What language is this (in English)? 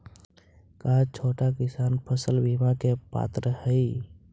Magahi